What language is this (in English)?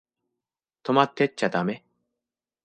Japanese